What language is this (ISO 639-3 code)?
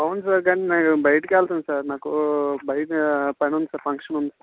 tel